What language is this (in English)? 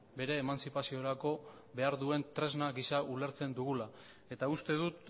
Basque